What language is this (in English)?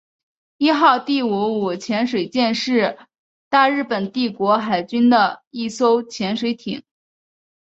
Chinese